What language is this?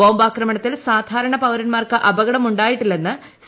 Malayalam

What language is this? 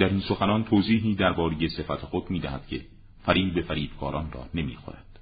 Persian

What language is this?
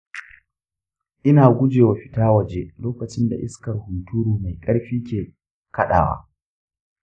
Hausa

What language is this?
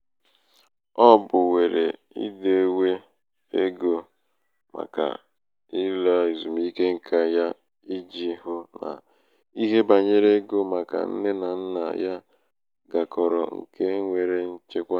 Igbo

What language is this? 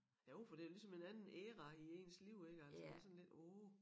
Danish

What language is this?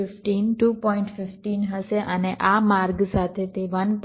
Gujarati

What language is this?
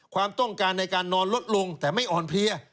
Thai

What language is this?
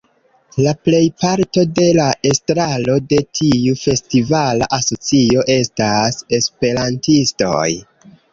Esperanto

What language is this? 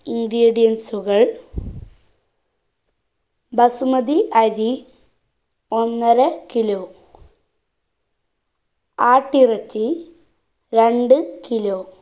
Malayalam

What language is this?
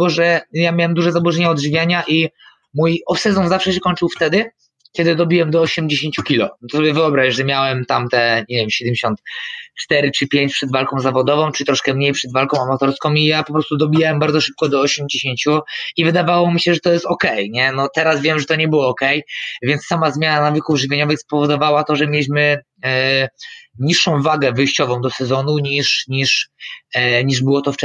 Polish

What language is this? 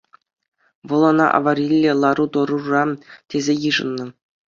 Chuvash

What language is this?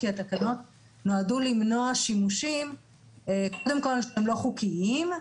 Hebrew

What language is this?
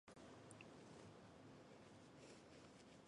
Chinese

